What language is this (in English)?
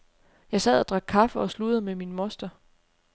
Danish